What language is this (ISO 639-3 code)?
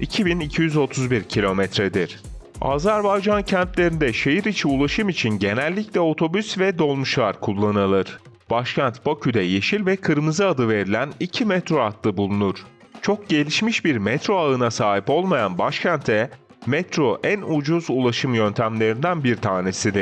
tur